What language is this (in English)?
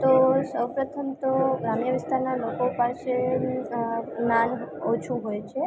Gujarati